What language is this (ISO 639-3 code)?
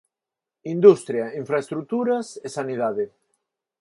glg